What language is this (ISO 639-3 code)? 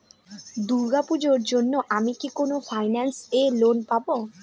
ben